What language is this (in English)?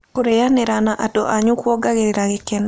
Kikuyu